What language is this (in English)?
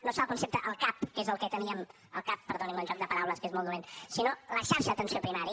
Catalan